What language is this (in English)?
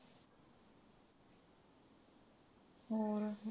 Punjabi